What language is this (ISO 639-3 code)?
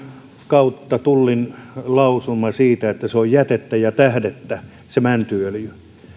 fin